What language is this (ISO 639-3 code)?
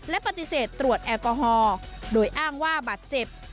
tha